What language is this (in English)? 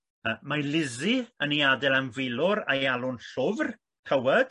Welsh